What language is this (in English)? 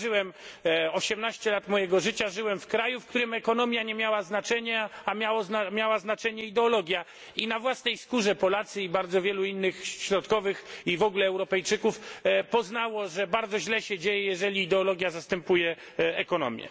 Polish